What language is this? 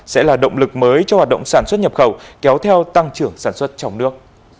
Vietnamese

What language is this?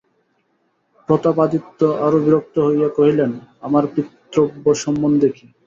Bangla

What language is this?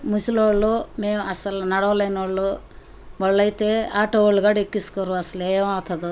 Telugu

